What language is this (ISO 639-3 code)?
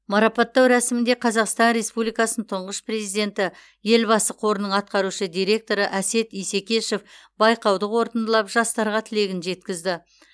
kaz